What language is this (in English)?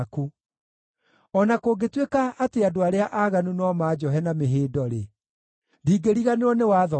Kikuyu